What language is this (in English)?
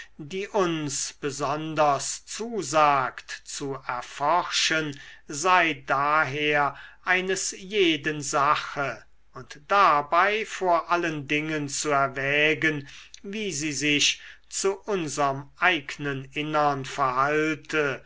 German